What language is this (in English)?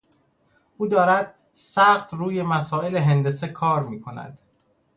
Persian